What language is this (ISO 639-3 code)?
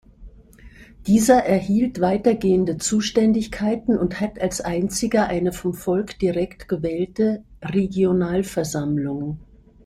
deu